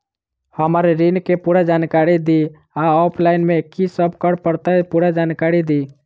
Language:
Maithili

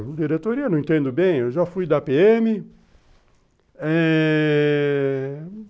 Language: Portuguese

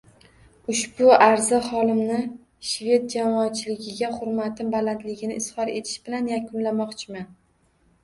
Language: Uzbek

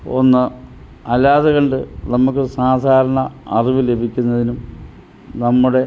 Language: Malayalam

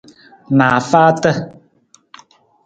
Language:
Nawdm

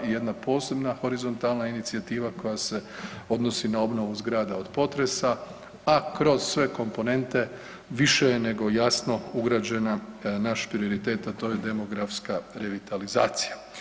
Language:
Croatian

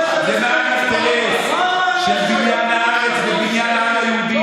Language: Hebrew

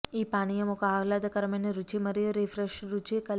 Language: Telugu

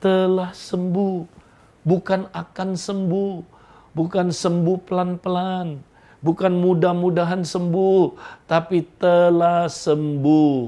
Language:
Indonesian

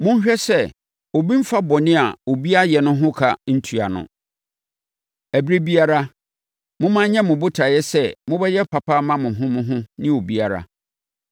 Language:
Akan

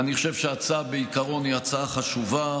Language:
Hebrew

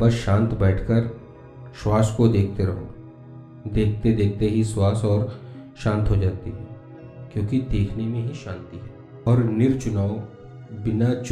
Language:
Hindi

